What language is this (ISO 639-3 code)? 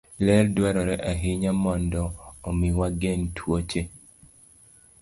luo